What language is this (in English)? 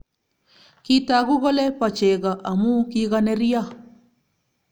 Kalenjin